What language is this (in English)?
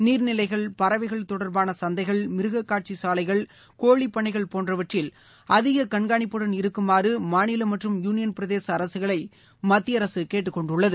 Tamil